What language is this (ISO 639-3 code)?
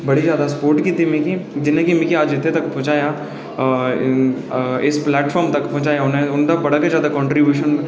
doi